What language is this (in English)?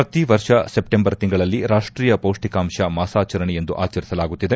Kannada